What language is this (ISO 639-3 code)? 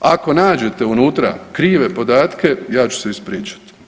hrv